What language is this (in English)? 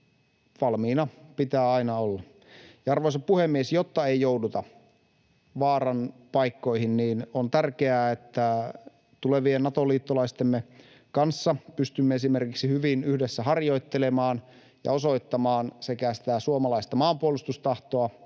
Finnish